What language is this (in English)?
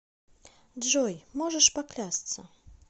Russian